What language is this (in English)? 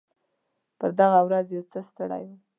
Pashto